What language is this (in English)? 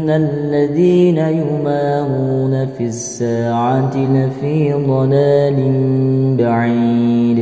Arabic